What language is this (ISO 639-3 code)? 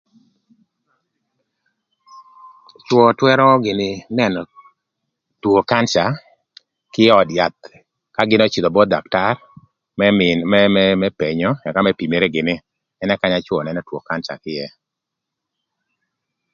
lth